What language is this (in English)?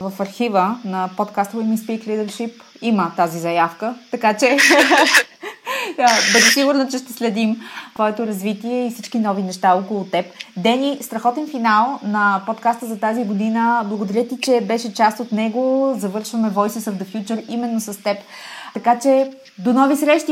Bulgarian